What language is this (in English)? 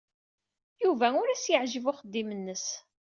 Kabyle